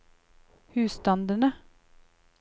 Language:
Norwegian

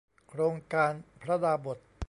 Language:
Thai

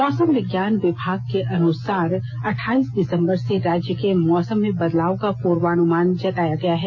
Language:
Hindi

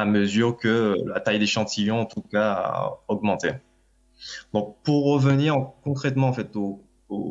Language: French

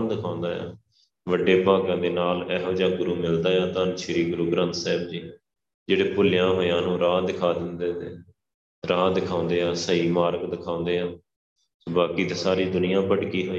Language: Punjabi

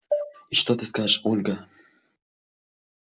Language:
Russian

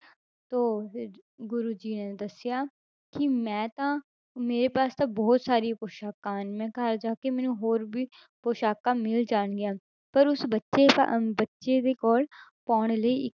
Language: Punjabi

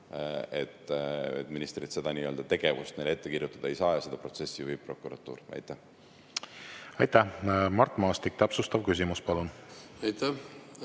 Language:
Estonian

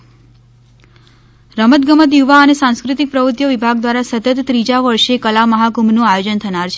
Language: Gujarati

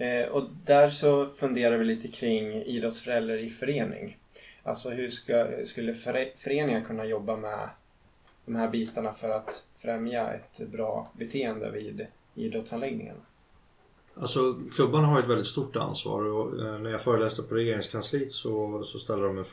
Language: Swedish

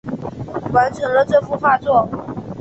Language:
Chinese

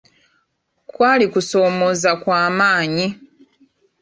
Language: Ganda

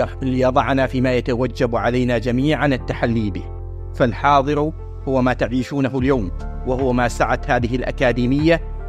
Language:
Arabic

